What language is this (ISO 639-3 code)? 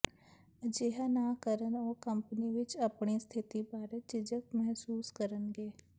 pan